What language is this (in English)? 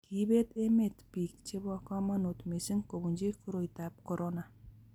Kalenjin